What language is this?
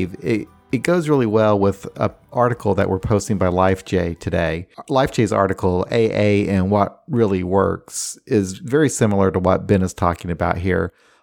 English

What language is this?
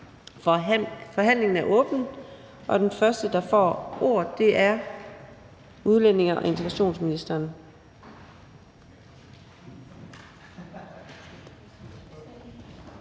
Danish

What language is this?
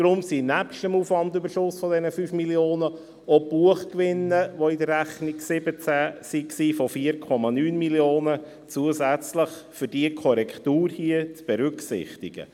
Swiss German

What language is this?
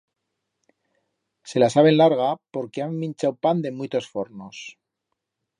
Aragonese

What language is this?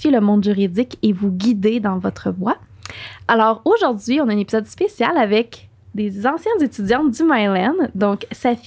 French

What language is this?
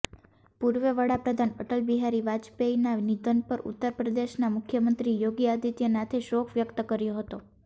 Gujarati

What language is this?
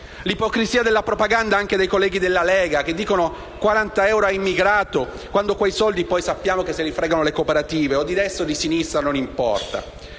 Italian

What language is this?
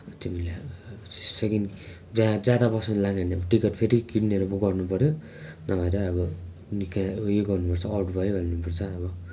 Nepali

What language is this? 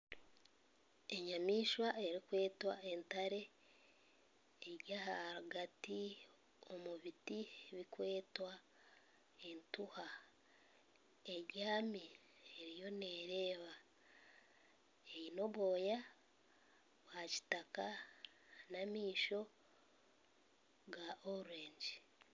Nyankole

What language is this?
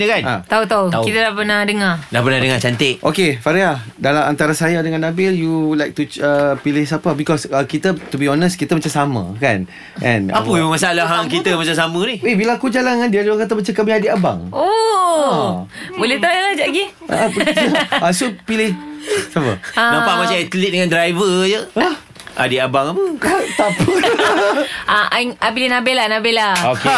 Malay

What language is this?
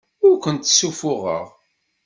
Kabyle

